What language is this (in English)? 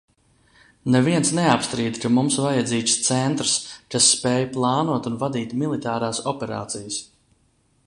Latvian